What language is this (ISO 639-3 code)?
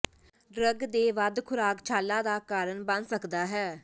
pan